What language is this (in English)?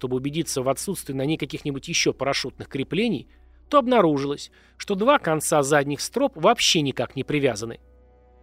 Russian